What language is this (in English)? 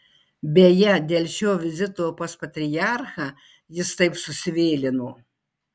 Lithuanian